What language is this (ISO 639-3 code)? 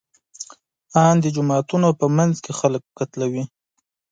pus